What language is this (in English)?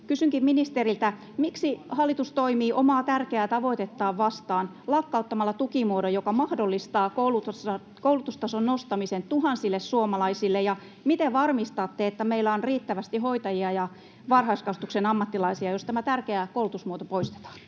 Finnish